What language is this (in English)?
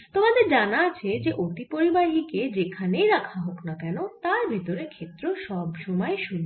Bangla